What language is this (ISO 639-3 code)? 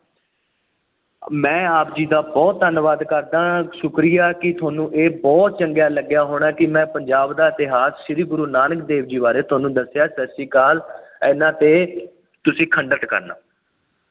pan